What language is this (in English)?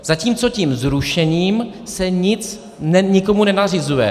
Czech